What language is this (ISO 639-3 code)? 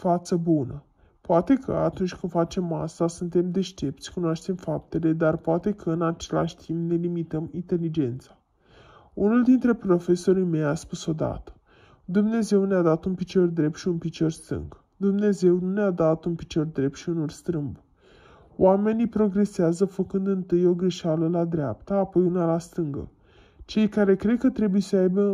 ron